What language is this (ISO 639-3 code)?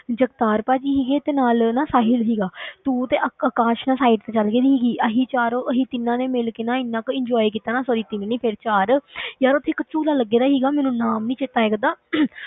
pan